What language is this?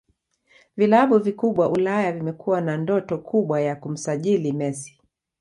Swahili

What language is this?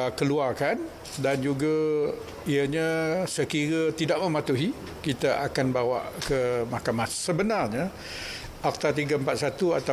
Malay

